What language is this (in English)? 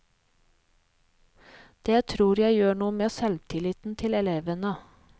Norwegian